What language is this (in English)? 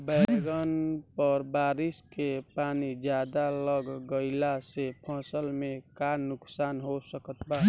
Bhojpuri